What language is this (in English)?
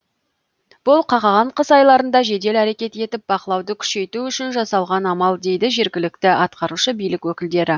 Kazakh